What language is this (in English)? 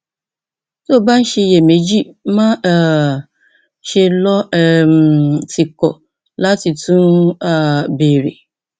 Yoruba